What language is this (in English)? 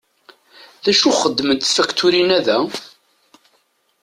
Kabyle